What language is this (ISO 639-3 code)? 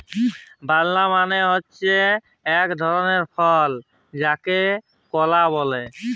ben